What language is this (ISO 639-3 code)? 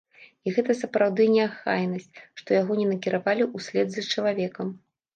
bel